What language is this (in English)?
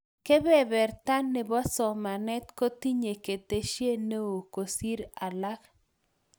Kalenjin